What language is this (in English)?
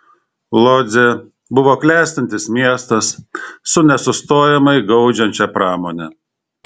Lithuanian